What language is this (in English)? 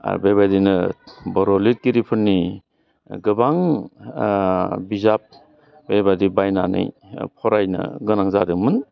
Bodo